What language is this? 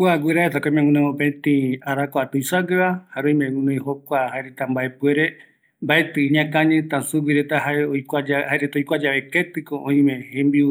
Eastern Bolivian Guaraní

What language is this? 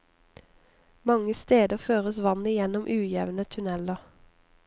Norwegian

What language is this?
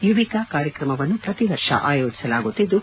Kannada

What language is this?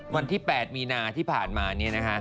Thai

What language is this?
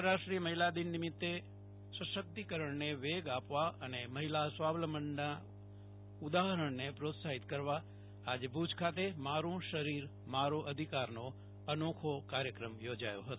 Gujarati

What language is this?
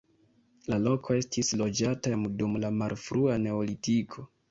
Esperanto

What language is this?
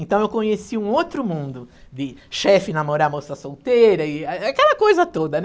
Portuguese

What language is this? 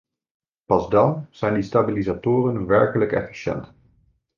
Dutch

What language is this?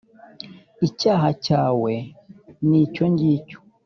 Kinyarwanda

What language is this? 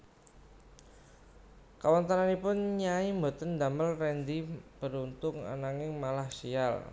Javanese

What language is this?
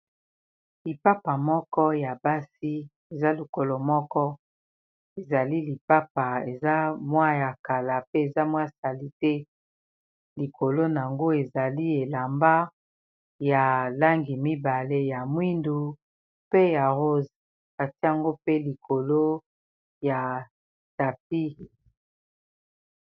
Lingala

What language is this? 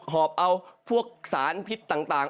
Thai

